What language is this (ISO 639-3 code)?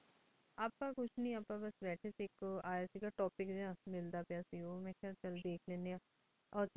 pan